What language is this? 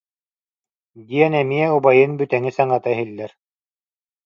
Yakut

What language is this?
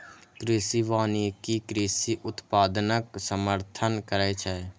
Maithili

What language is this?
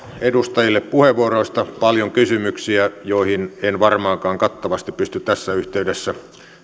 Finnish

